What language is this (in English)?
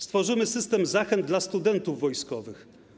Polish